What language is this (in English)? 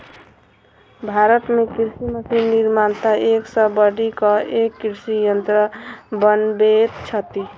Maithili